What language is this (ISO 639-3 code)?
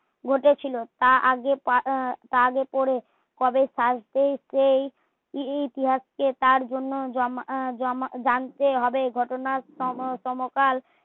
ben